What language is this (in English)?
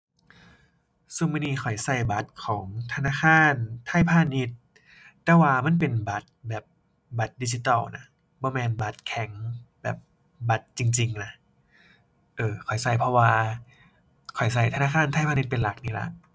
Thai